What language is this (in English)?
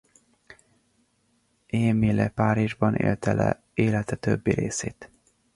Hungarian